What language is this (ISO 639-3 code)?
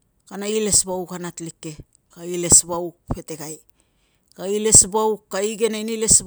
lcm